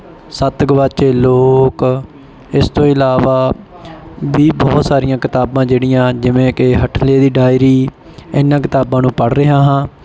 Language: Punjabi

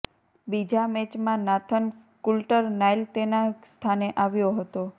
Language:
Gujarati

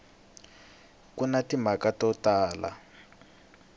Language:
Tsonga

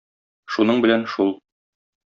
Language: Tatar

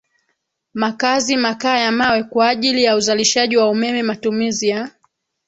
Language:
Swahili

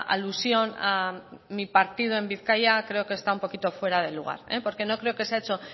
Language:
Spanish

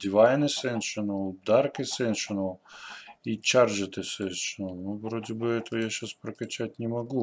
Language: Russian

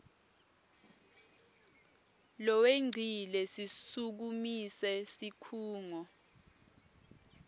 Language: Swati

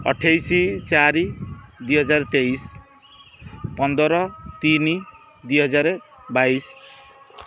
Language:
Odia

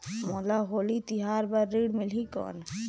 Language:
Chhattisgarhi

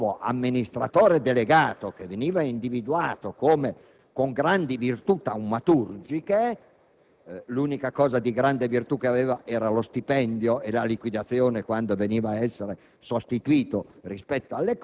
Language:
Italian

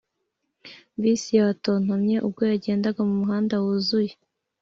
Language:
Kinyarwanda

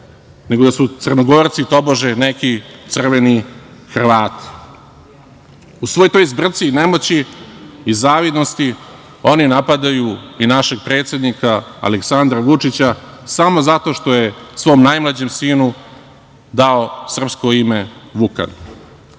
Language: Serbian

